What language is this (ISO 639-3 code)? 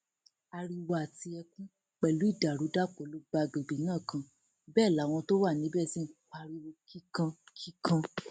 yor